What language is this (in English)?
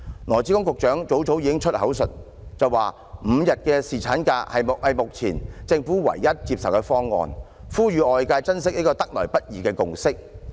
Cantonese